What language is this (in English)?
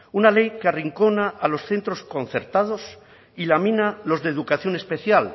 Spanish